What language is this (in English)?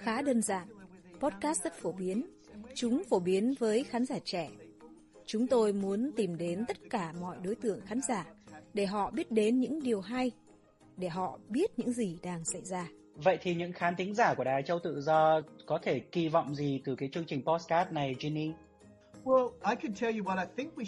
Vietnamese